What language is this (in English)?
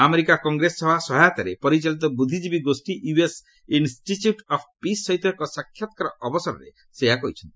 Odia